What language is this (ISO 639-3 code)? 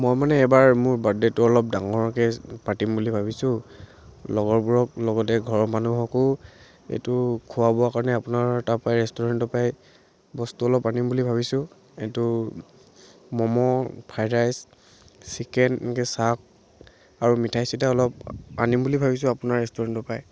asm